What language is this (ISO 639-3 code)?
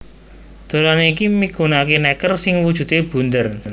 jav